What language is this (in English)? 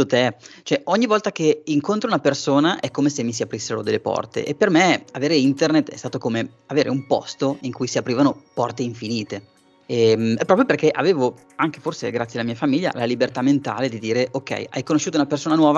Italian